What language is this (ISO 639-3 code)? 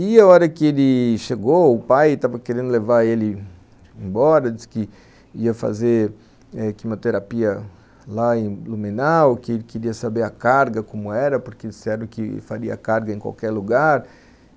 por